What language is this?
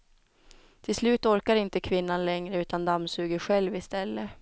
Swedish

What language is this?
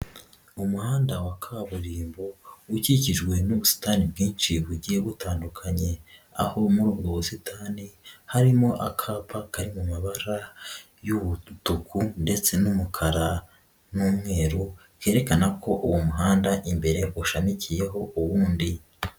Kinyarwanda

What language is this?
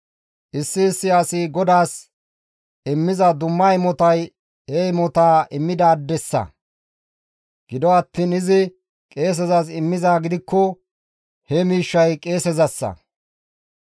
Gamo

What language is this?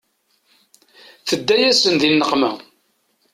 Kabyle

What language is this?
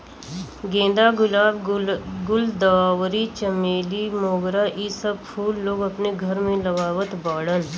Bhojpuri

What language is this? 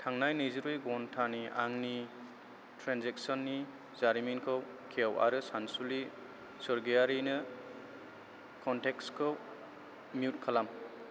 Bodo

